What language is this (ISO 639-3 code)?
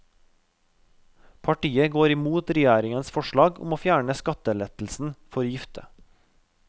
nor